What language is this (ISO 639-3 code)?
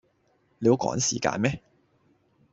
yue